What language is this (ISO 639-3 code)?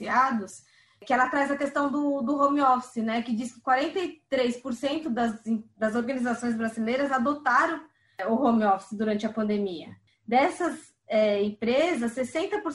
por